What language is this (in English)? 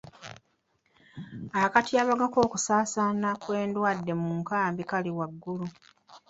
Ganda